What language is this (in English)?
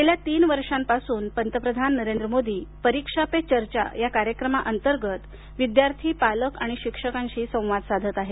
Marathi